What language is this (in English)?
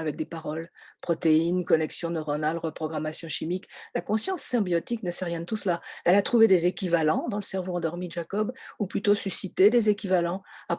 French